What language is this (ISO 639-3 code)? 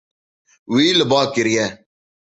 kur